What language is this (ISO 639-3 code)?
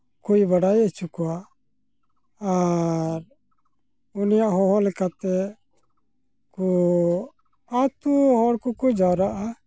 sat